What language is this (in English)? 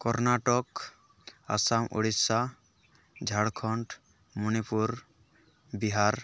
Santali